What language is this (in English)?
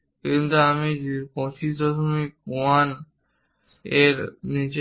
Bangla